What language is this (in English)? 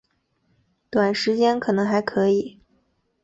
Chinese